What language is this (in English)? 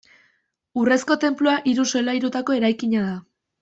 Basque